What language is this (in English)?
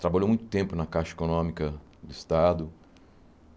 Portuguese